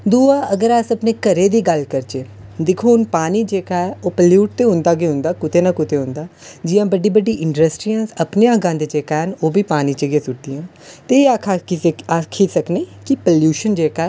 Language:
Dogri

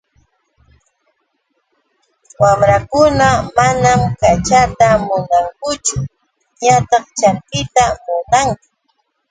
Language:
Yauyos Quechua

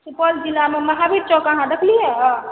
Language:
Maithili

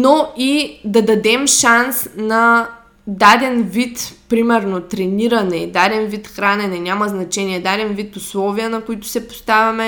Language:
Bulgarian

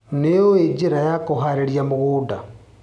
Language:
Kikuyu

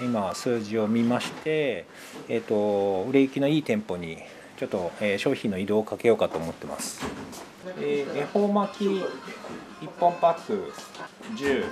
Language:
Japanese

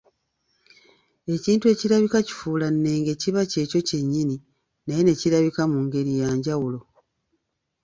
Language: Ganda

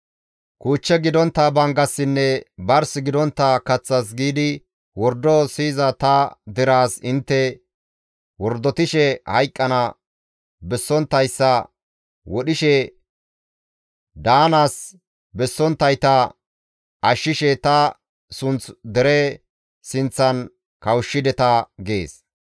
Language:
Gamo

